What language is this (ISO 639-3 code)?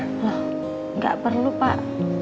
ind